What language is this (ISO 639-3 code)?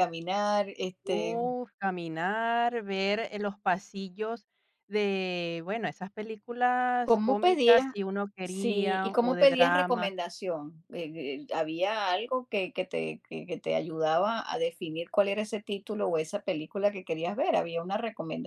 spa